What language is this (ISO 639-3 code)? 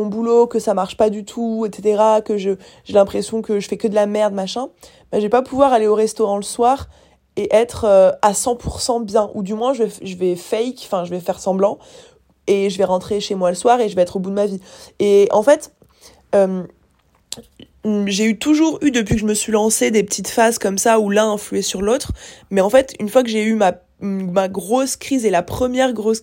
fra